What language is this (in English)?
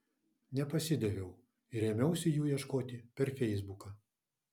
Lithuanian